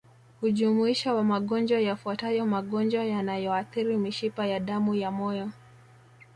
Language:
Swahili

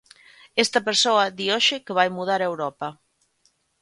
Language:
Galician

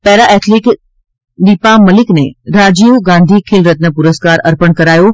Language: Gujarati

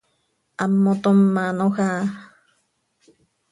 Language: Seri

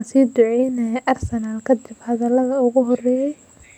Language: Somali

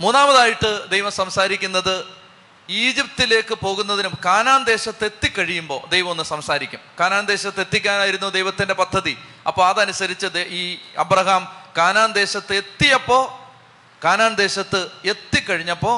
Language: Malayalam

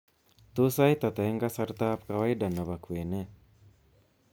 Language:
Kalenjin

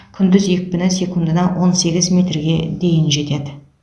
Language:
Kazakh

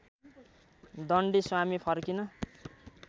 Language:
Nepali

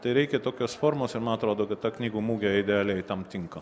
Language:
Lithuanian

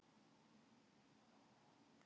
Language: Icelandic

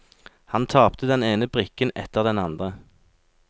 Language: Norwegian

